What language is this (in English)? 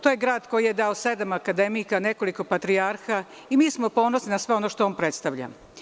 Serbian